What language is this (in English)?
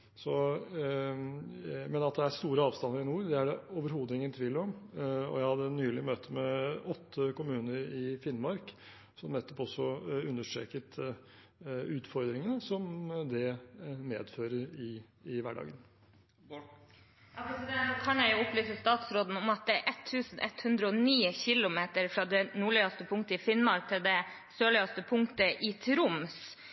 Norwegian Bokmål